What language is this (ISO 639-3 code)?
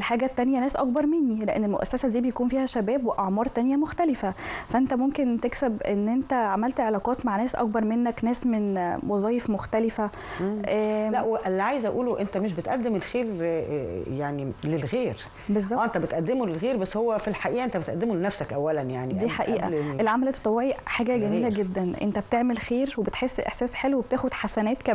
ara